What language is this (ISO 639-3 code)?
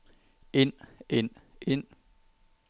dan